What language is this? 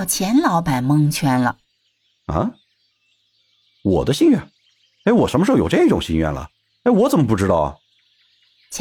Chinese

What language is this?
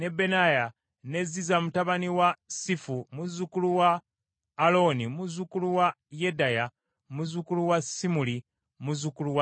Ganda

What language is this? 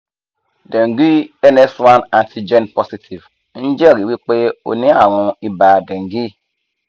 Yoruba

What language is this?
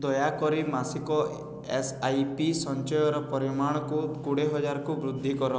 Odia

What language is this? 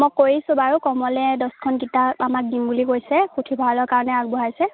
Assamese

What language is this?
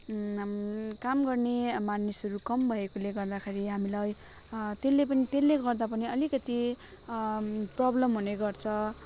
Nepali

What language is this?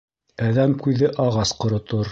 Bashkir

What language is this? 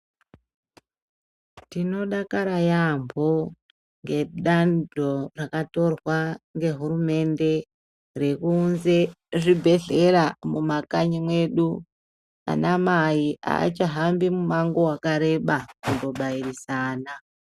Ndau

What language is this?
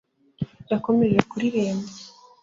Kinyarwanda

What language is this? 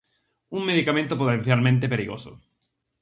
Galician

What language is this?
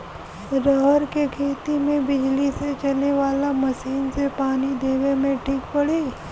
Bhojpuri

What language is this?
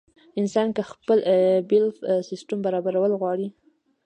Pashto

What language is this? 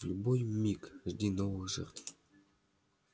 Russian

